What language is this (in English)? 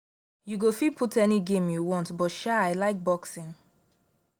Nigerian Pidgin